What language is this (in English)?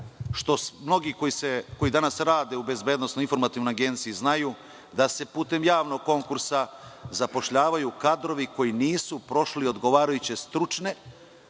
Serbian